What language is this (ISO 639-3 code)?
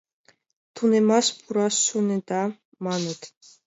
chm